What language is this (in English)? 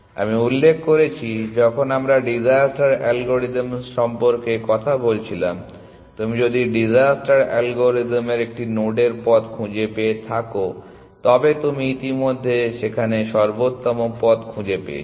Bangla